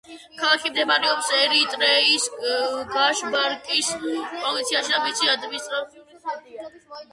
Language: Georgian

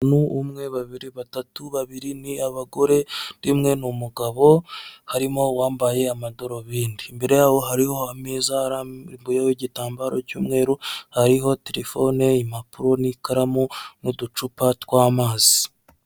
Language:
Kinyarwanda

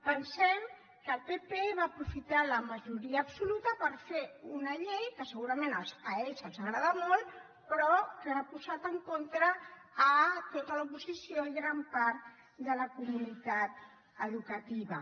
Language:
Catalan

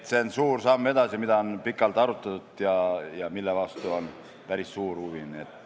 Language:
Estonian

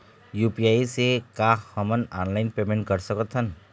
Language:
Chhattisgarhi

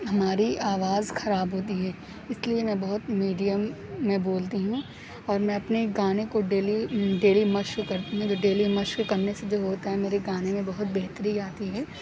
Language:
Urdu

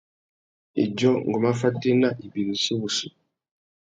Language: Tuki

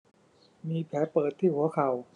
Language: Thai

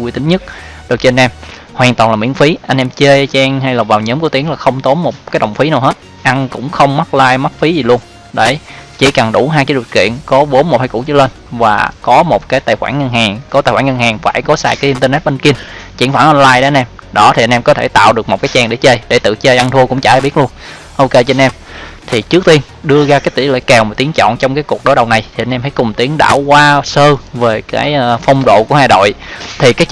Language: Vietnamese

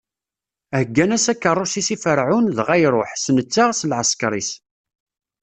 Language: Kabyle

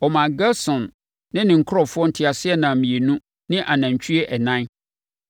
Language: Akan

